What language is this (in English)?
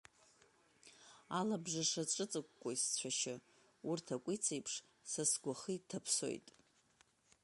Abkhazian